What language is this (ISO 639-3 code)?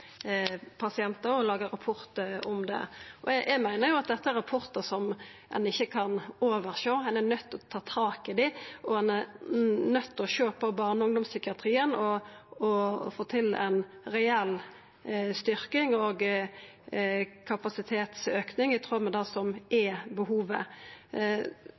nno